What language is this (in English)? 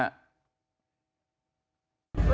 Thai